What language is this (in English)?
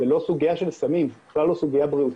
Hebrew